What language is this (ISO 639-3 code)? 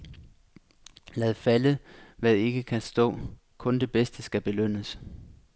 dan